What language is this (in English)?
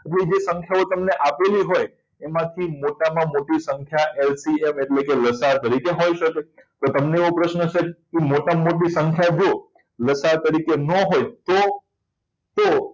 Gujarati